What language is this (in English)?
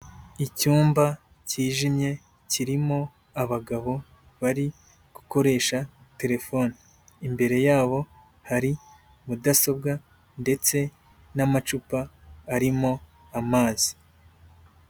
Kinyarwanda